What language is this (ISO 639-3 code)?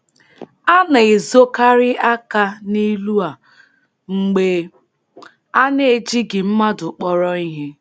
ibo